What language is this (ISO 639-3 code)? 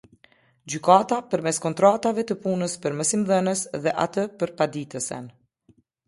sqi